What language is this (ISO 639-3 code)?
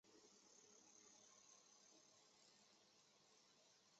zho